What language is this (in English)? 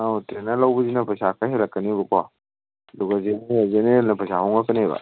Manipuri